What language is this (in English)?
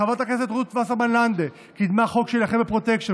Hebrew